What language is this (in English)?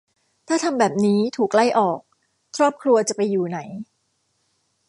Thai